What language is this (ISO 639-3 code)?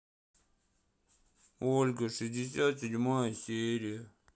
rus